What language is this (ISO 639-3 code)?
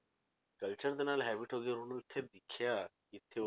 pan